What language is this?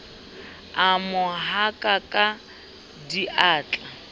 Southern Sotho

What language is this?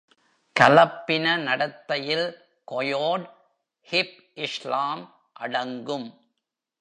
Tamil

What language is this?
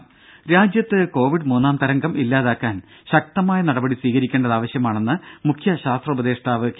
Malayalam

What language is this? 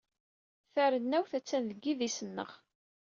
Kabyle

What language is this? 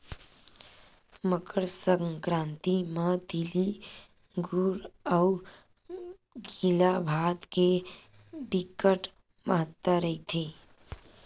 Chhattisgarhi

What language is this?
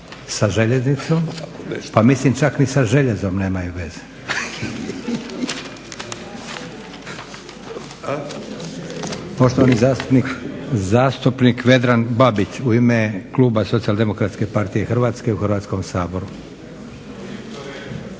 Croatian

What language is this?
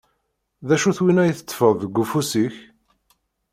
Kabyle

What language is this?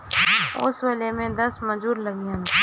Bhojpuri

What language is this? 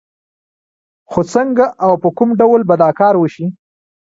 Pashto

